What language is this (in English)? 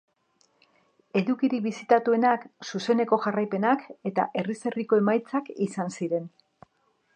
Basque